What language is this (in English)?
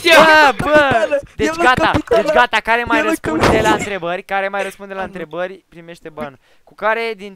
Romanian